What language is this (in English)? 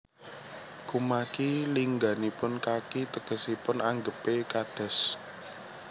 Javanese